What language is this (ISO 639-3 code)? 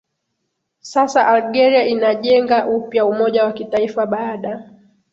swa